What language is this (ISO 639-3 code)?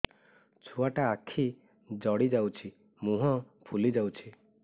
ori